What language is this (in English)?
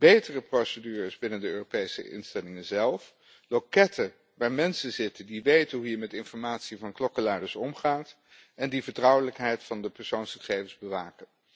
Dutch